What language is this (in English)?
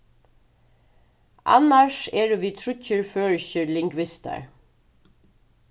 Faroese